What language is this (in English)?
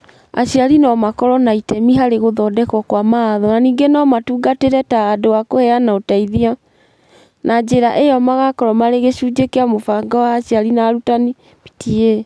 Kikuyu